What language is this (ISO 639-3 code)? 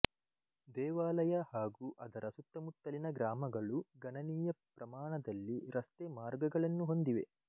kan